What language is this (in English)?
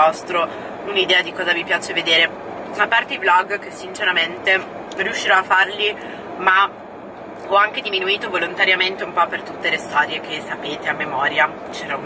Italian